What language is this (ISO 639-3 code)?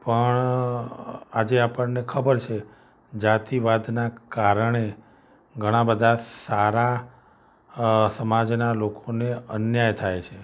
guj